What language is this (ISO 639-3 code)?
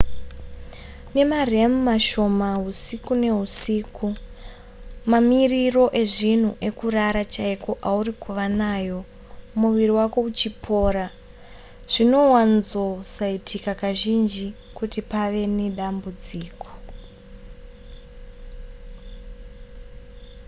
sna